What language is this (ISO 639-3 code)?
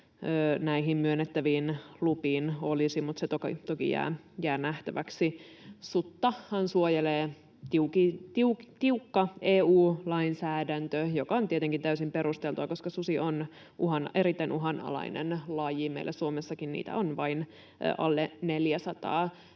fin